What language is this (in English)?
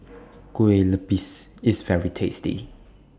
English